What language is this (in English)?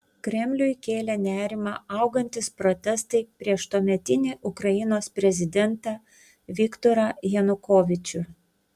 Lithuanian